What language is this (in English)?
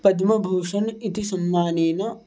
Sanskrit